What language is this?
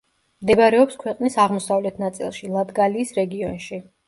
Georgian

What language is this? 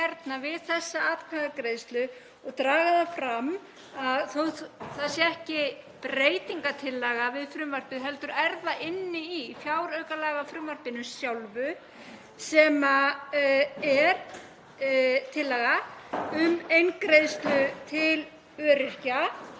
Icelandic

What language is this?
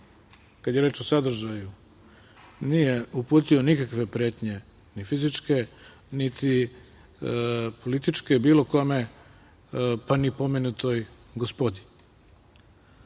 Serbian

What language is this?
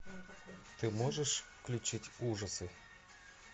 Russian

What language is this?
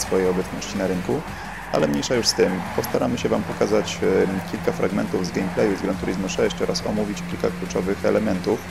Polish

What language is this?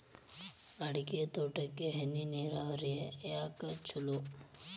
Kannada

